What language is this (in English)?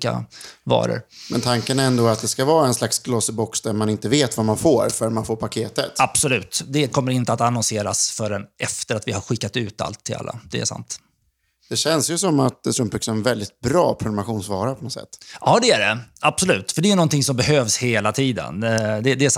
Swedish